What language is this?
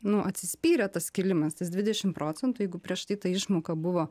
Lithuanian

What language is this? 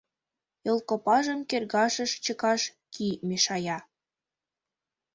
Mari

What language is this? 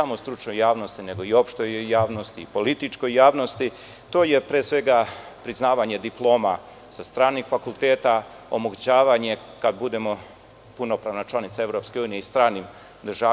Serbian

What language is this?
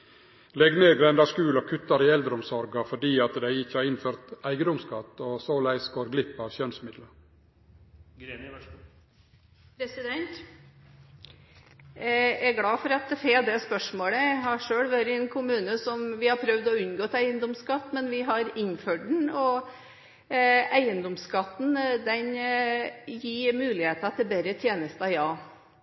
Norwegian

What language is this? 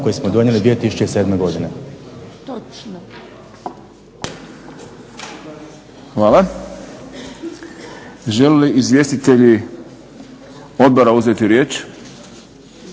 Croatian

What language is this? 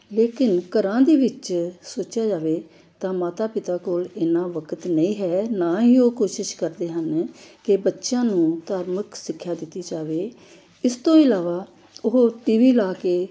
Punjabi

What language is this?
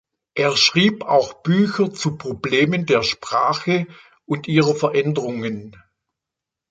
German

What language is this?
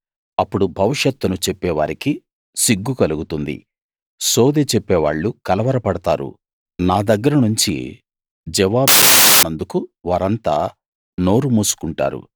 Telugu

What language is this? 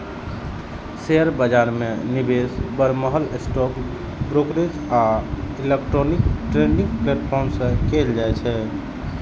Maithili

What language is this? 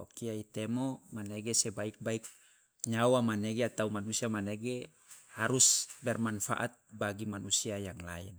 Loloda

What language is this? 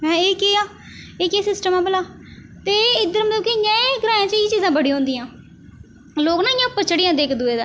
Dogri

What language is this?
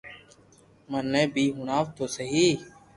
Loarki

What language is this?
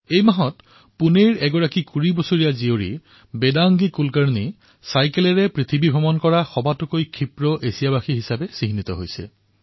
Assamese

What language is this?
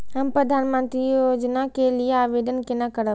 Maithili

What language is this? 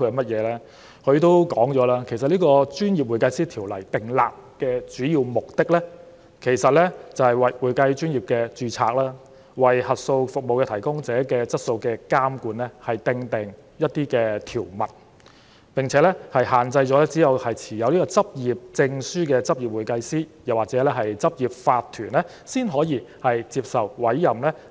Cantonese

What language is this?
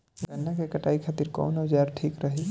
Bhojpuri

